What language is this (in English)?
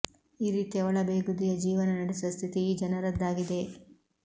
Kannada